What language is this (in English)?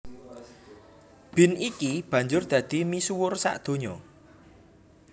Javanese